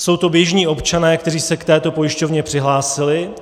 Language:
Czech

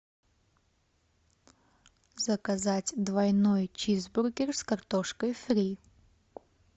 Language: Russian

